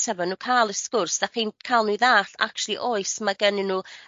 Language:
Welsh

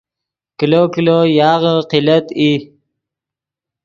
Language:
Yidgha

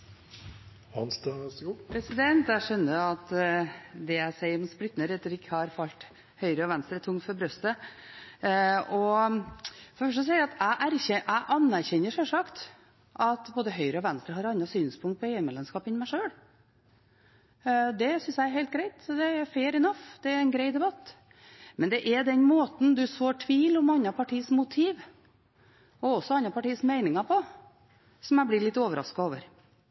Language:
Norwegian Bokmål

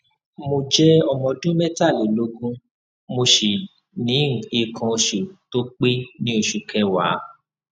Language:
Yoruba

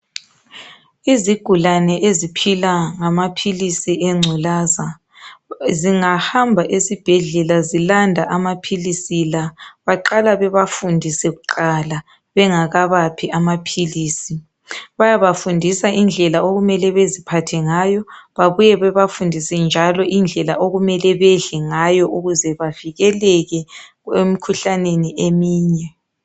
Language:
North Ndebele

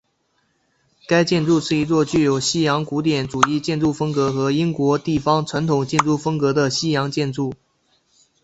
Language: Chinese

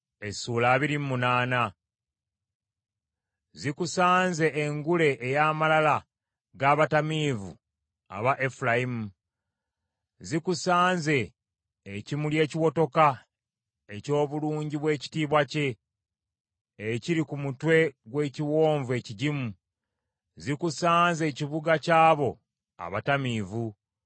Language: Ganda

